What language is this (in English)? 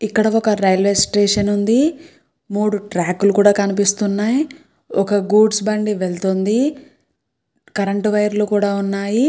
Telugu